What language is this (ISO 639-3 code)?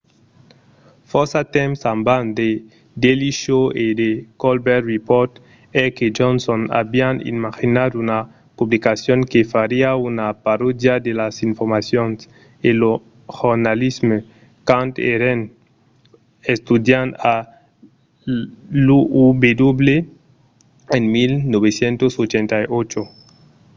oci